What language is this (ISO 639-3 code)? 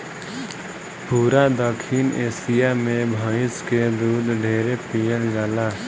bho